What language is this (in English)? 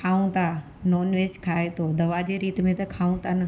Sindhi